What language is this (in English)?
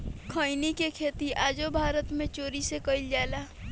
Bhojpuri